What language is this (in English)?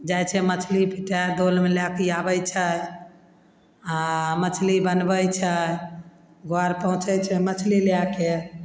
Maithili